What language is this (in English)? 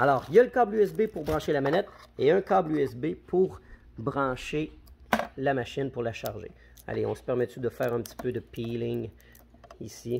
French